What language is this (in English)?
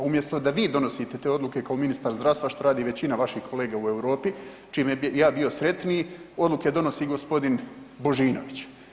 Croatian